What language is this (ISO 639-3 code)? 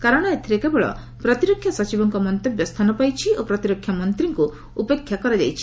ori